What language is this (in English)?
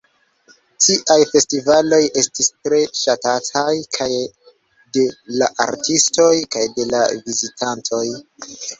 Esperanto